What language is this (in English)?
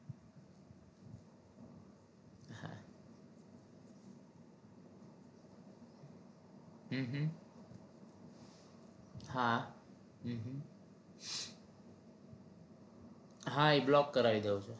Gujarati